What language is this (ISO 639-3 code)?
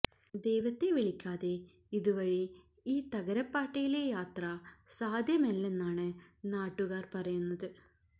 mal